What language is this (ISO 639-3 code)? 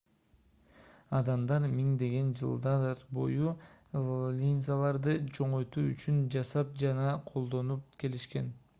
kir